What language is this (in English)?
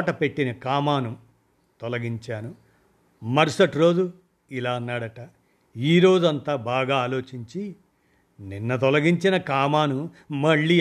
Telugu